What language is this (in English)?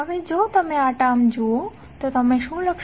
Gujarati